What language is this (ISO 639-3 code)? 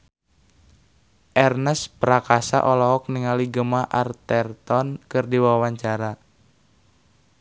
sun